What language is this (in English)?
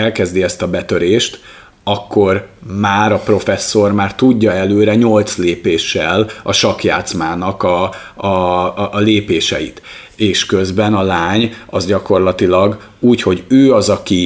Hungarian